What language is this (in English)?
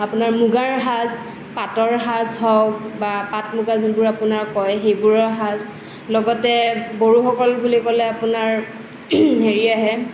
Assamese